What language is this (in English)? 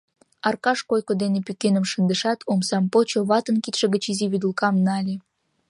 Mari